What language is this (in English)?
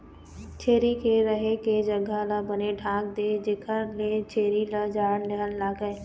Chhattisgarhi